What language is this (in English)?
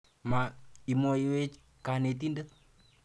Kalenjin